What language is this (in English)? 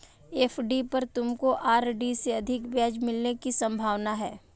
Hindi